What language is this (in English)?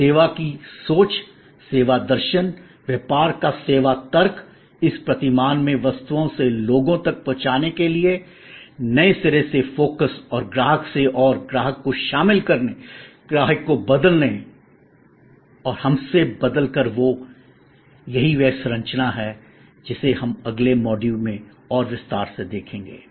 Hindi